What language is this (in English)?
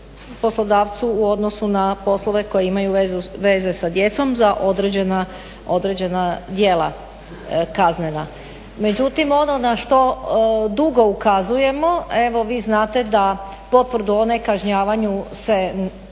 Croatian